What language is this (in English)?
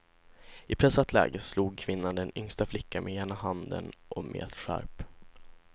Swedish